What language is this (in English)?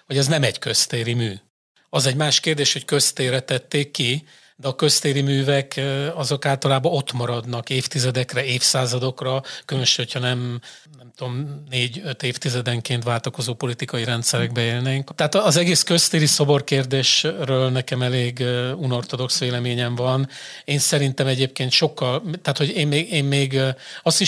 Hungarian